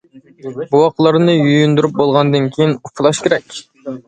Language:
Uyghur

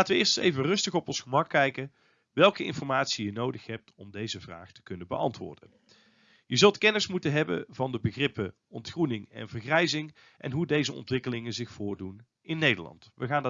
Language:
Dutch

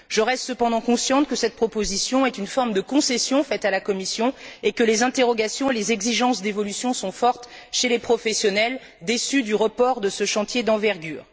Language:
French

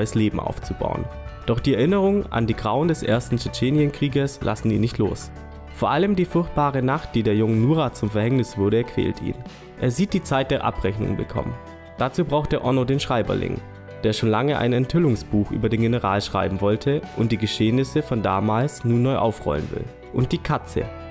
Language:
German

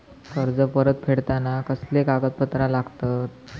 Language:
Marathi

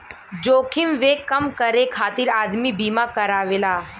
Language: Bhojpuri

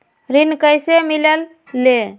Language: Magahi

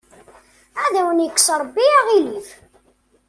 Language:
Kabyle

